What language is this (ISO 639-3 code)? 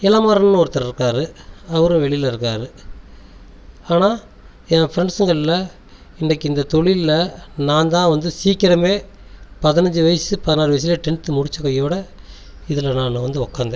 tam